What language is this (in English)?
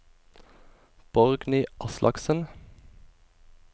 Norwegian